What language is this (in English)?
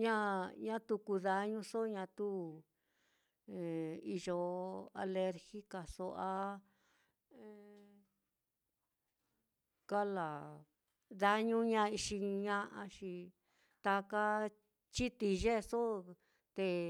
Mitlatongo Mixtec